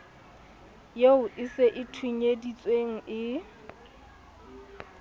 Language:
Southern Sotho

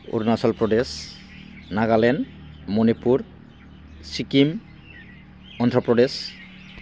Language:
Bodo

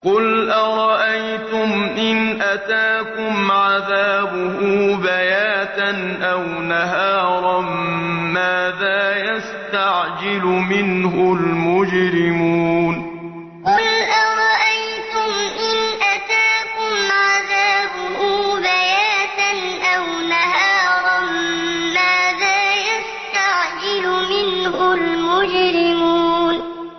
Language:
Arabic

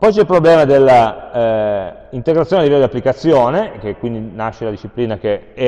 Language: Italian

